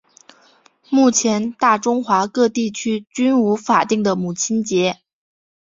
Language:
Chinese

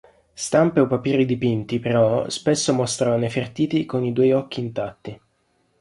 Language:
Italian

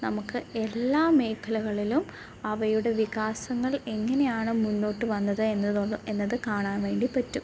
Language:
Malayalam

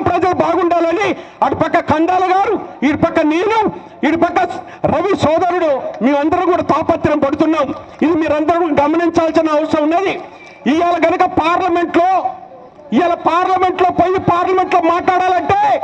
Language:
Telugu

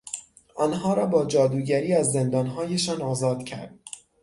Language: Persian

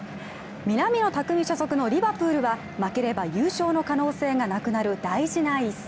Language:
Japanese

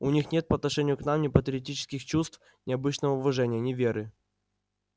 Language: Russian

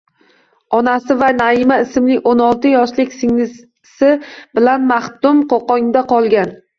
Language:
Uzbek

